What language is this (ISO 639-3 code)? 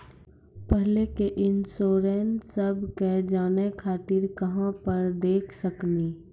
mai